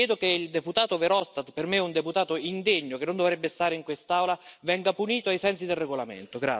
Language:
Italian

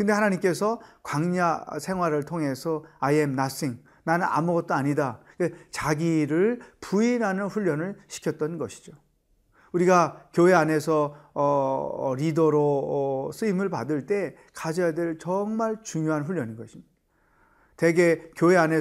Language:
Korean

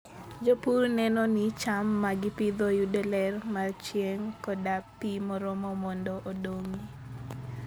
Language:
Luo (Kenya and Tanzania)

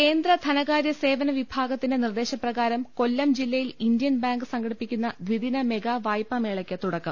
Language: Malayalam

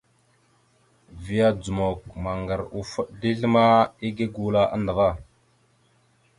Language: Mada (Cameroon)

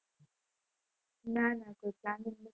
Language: Gujarati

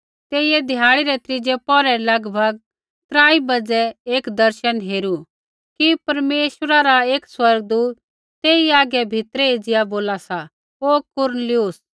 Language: Kullu Pahari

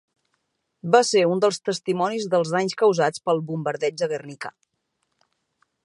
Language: Catalan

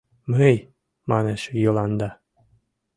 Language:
Mari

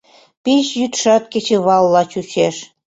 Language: Mari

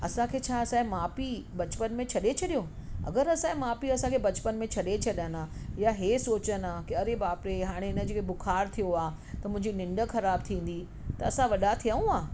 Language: Sindhi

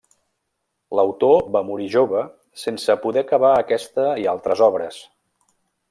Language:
Catalan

